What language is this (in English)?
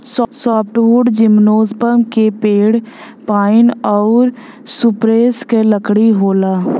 Bhojpuri